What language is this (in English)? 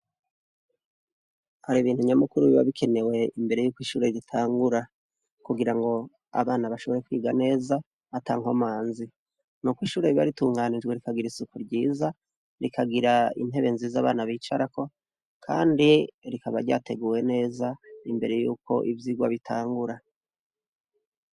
Rundi